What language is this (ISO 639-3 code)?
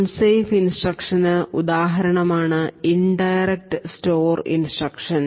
mal